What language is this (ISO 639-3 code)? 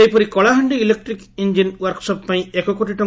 ori